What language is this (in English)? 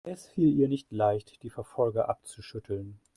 German